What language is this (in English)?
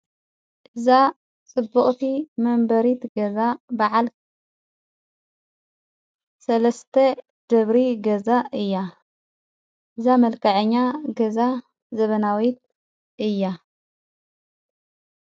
Tigrinya